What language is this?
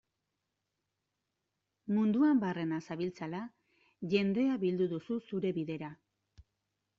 Basque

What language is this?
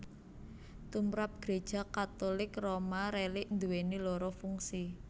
Javanese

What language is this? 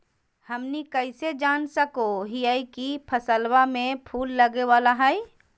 Magahi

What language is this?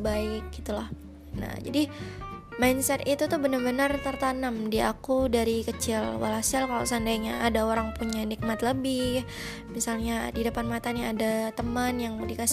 Indonesian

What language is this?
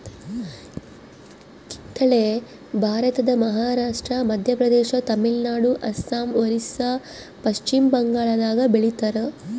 Kannada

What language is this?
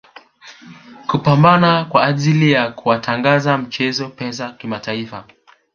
Swahili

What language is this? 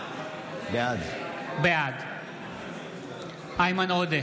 Hebrew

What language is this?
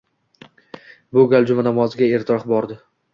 Uzbek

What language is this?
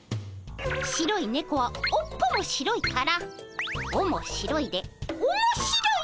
Japanese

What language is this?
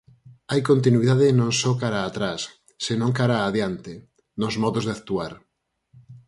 Galician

